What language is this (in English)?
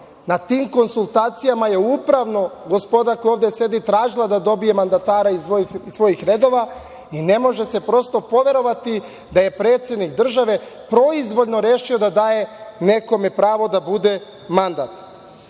Serbian